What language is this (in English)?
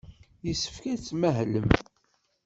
Kabyle